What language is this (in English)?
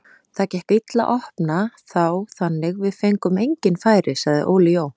Icelandic